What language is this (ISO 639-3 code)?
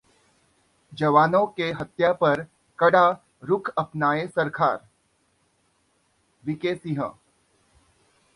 hin